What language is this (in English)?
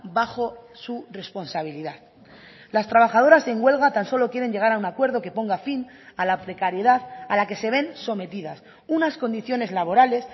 Spanish